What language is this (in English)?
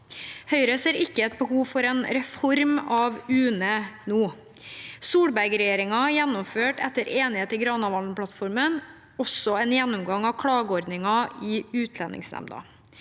Norwegian